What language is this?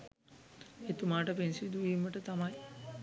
Sinhala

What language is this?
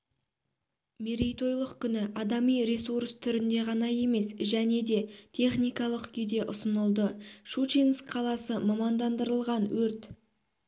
Kazakh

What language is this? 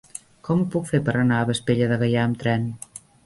Catalan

